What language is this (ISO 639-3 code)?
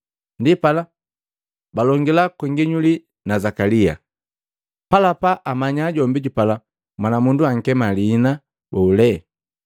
mgv